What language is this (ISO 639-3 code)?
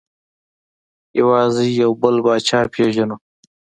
pus